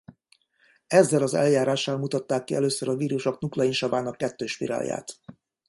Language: Hungarian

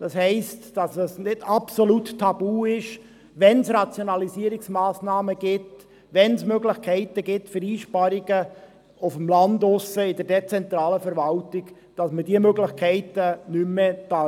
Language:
Swiss German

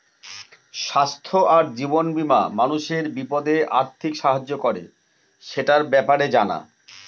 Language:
Bangla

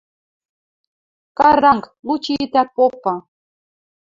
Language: Western Mari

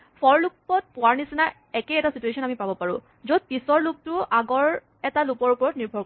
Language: Assamese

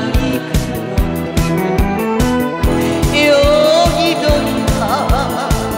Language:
Korean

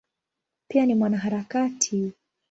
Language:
Swahili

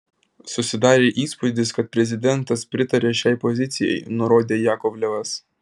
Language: Lithuanian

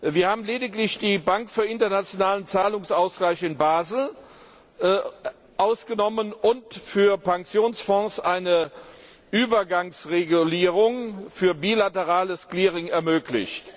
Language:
German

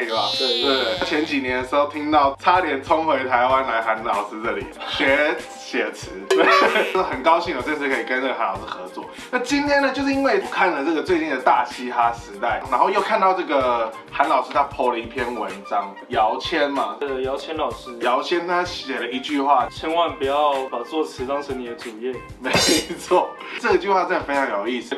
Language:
Chinese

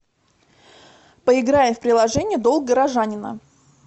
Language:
Russian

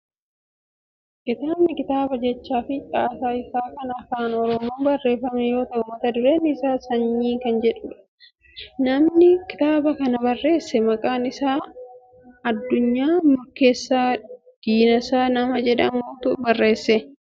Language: Oromo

